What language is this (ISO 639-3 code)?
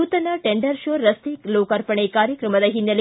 kan